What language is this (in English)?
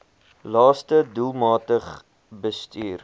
Afrikaans